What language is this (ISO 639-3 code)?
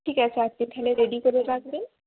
ben